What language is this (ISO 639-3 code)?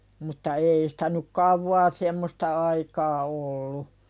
fin